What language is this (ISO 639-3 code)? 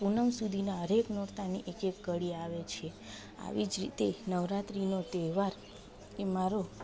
guj